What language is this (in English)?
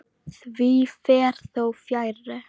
Icelandic